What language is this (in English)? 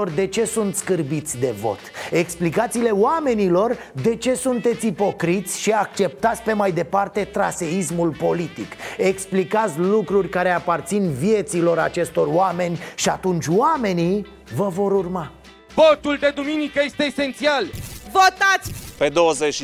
Romanian